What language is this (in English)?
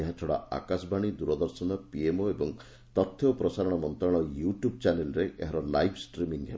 Odia